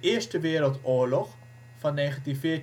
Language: Dutch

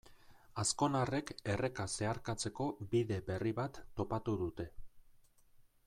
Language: Basque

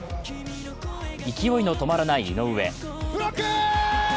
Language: Japanese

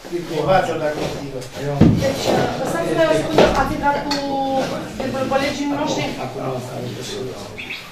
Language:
Romanian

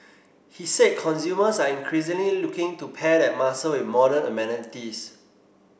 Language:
English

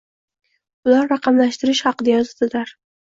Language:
Uzbek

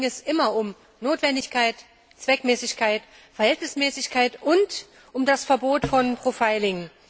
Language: German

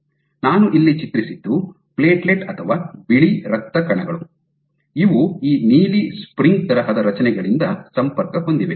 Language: Kannada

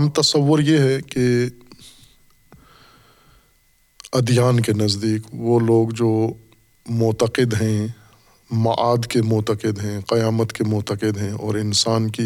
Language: Urdu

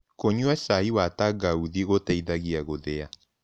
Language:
Kikuyu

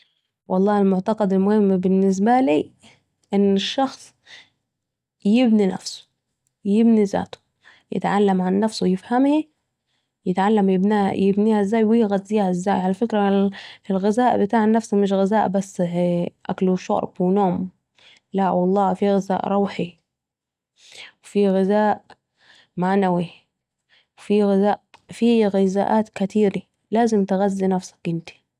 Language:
Saidi Arabic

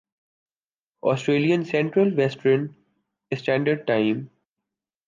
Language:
Urdu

